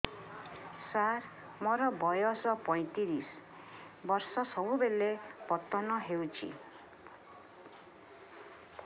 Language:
Odia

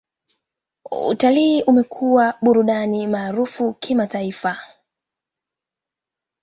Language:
Swahili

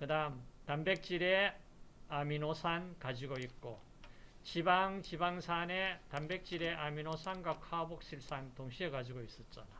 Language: Korean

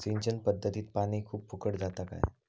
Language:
Marathi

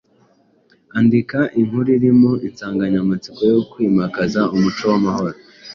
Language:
Kinyarwanda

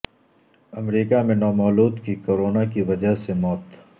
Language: Urdu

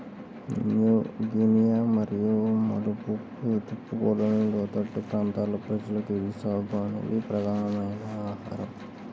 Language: Telugu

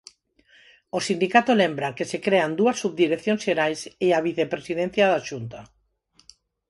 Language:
Galician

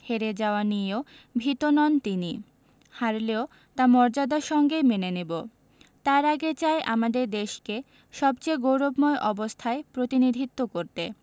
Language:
Bangla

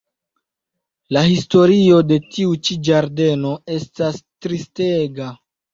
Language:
Esperanto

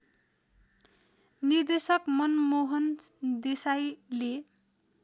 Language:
Nepali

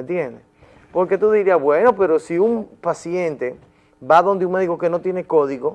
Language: Spanish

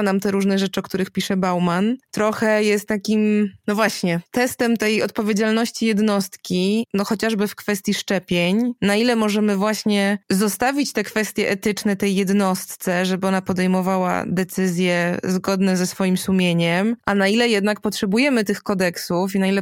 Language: Polish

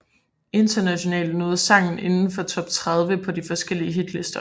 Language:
Danish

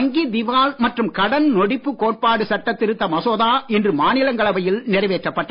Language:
Tamil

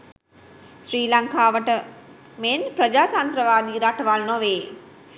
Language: Sinhala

